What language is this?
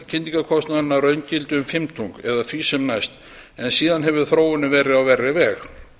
Icelandic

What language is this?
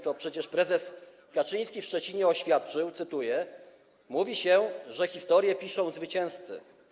Polish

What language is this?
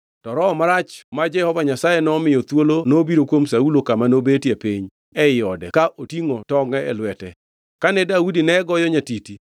Luo (Kenya and Tanzania)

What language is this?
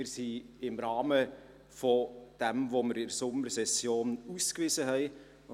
Swiss German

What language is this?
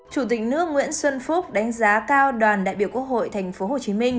Vietnamese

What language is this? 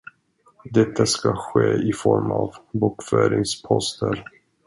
Swedish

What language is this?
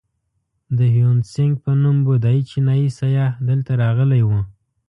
Pashto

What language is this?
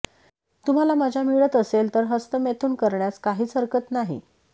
Marathi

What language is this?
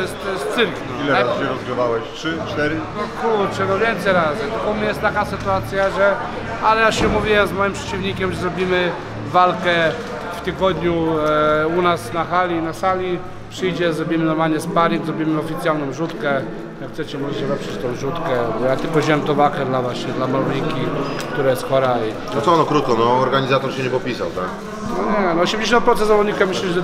Polish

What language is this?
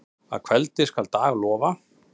Icelandic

